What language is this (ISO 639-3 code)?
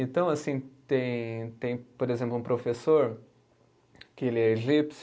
por